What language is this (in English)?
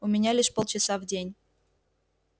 Russian